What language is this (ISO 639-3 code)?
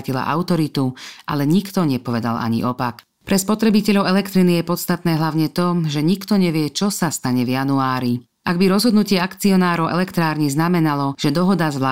ces